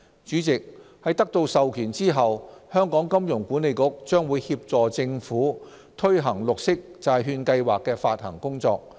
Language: Cantonese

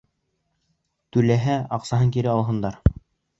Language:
Bashkir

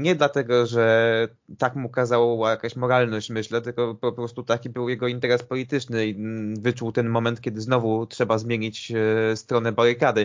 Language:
Polish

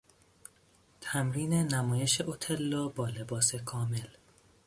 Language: Persian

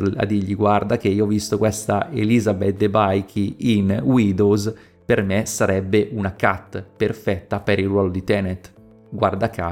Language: Italian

